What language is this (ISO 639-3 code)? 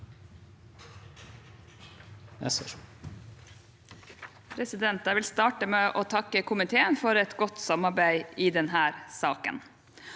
nor